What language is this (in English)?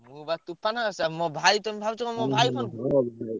Odia